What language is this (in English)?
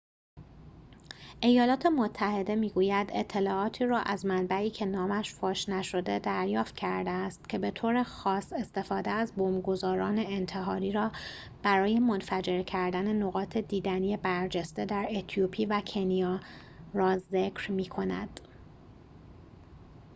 Persian